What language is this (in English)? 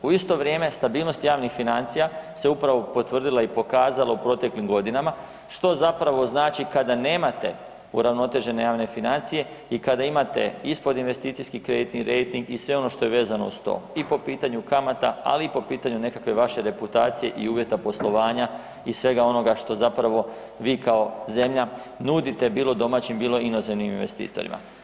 Croatian